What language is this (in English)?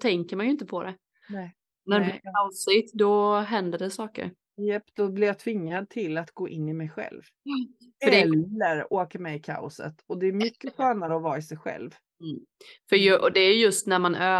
Swedish